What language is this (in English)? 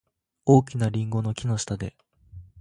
Japanese